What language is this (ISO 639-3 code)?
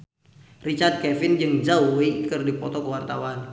sun